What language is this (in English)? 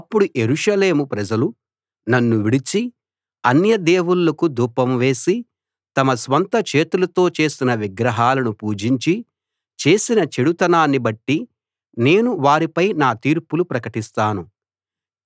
Telugu